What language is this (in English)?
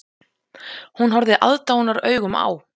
Icelandic